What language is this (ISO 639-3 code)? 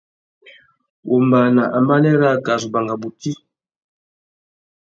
bag